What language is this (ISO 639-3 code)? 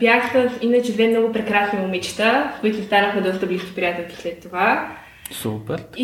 bul